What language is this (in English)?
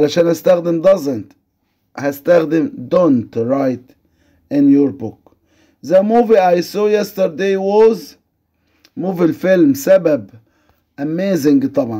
Arabic